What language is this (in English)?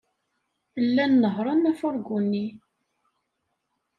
Kabyle